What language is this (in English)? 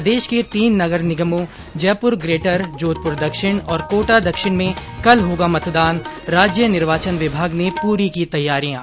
Hindi